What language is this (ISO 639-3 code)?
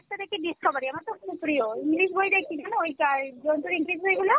ben